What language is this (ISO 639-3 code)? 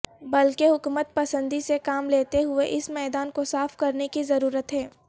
urd